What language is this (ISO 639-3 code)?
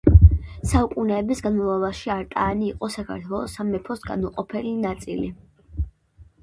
kat